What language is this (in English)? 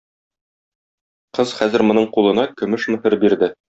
Tatar